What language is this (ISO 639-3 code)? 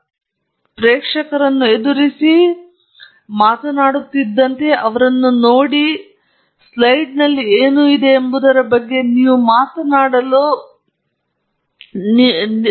kan